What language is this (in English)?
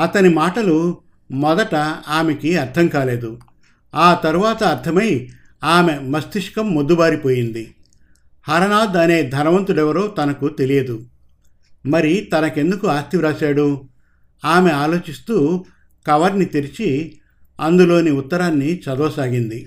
Telugu